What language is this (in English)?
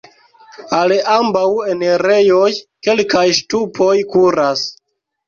Esperanto